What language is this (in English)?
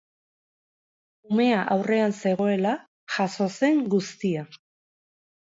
Basque